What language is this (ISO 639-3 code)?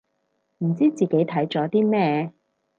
yue